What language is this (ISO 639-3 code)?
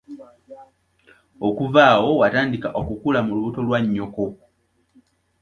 lug